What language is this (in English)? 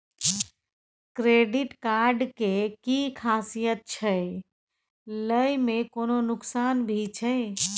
Maithili